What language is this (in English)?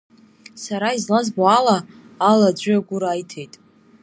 Abkhazian